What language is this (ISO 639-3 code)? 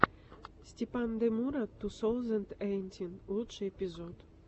rus